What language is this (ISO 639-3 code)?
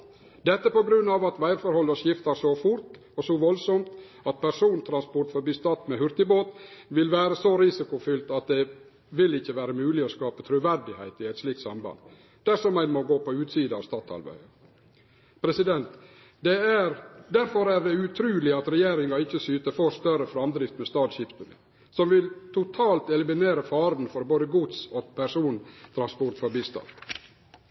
nno